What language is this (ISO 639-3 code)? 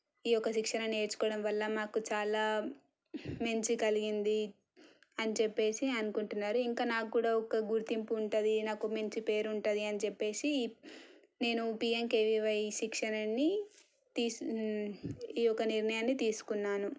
tel